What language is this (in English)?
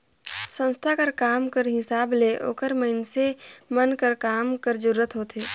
Chhattisgarhi